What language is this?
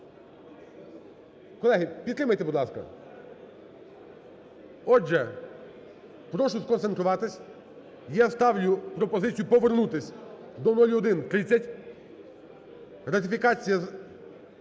Ukrainian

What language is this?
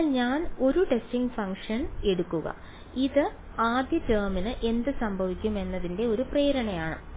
Malayalam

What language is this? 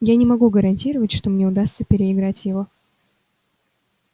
Russian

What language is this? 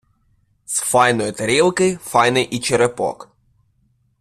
Ukrainian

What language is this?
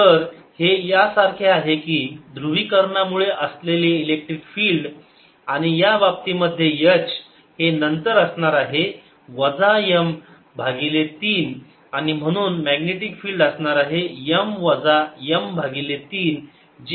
Marathi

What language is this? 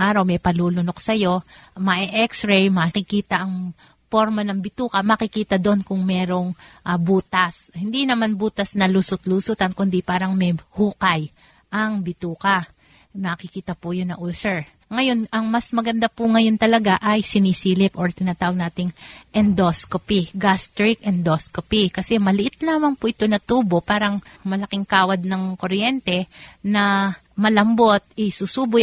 Filipino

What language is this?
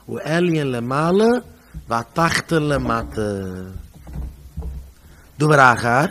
Dutch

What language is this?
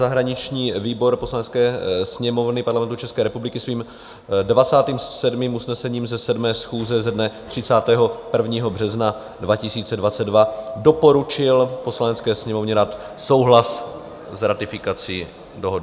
Czech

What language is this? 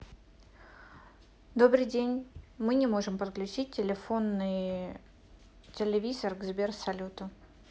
Russian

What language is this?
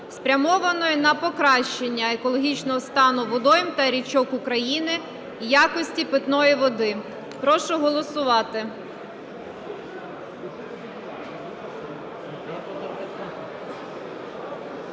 Ukrainian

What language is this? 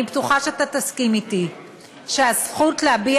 Hebrew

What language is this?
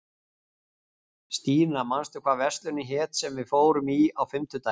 Icelandic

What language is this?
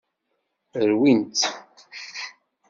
Kabyle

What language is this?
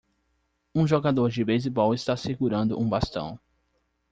Portuguese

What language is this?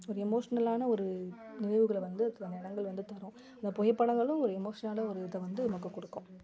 Tamil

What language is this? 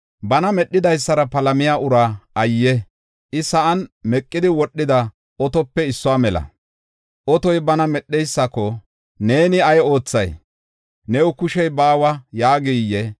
Gofa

